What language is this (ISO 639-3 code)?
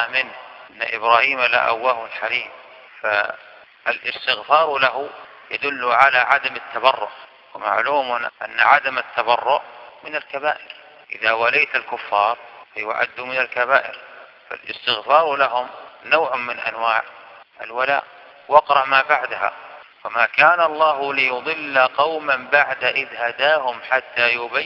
ara